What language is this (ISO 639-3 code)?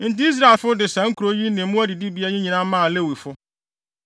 aka